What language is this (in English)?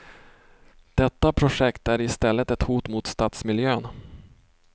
Swedish